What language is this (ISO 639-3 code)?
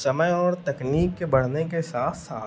hin